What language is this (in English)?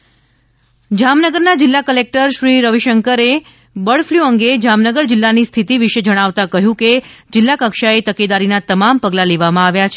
Gujarati